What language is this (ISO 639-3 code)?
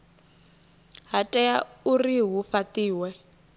ven